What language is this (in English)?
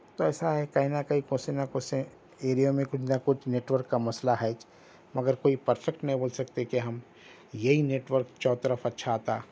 Urdu